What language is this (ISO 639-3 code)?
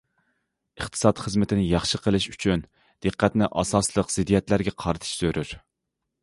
uig